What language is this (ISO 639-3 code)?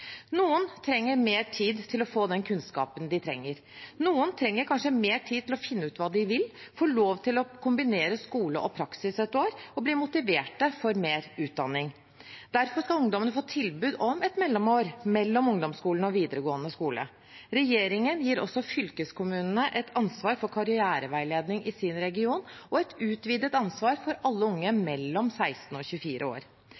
nob